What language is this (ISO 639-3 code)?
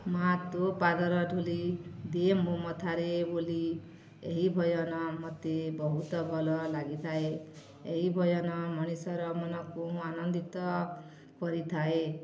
ori